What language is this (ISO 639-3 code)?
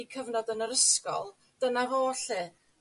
cym